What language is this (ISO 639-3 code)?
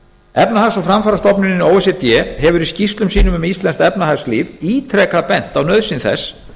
isl